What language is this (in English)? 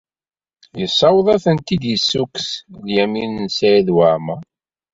Kabyle